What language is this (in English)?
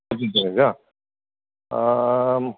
Sanskrit